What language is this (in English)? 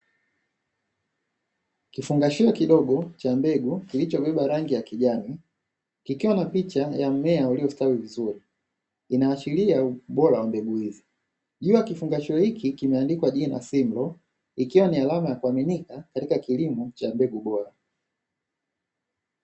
Swahili